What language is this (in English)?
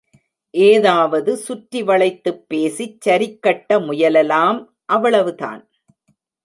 Tamil